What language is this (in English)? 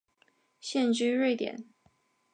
Chinese